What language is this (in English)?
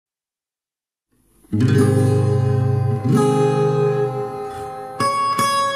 Thai